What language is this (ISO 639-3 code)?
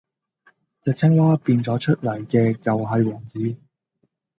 yue